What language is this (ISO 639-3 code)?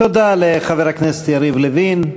heb